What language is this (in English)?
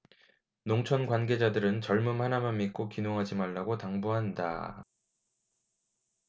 Korean